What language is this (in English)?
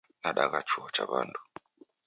Taita